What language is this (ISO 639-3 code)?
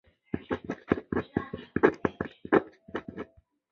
zho